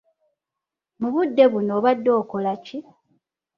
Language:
Ganda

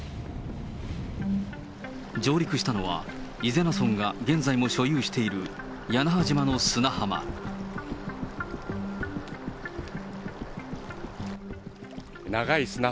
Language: Japanese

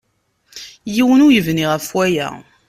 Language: Kabyle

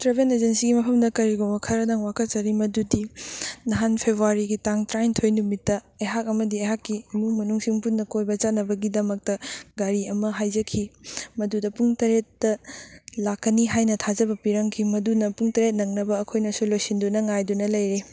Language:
Manipuri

